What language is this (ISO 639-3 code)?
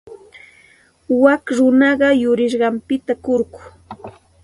qxt